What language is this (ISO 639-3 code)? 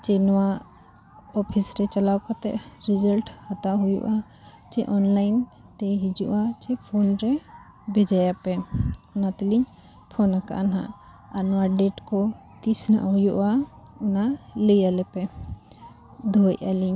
sat